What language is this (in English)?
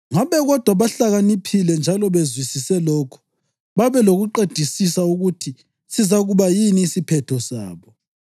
North Ndebele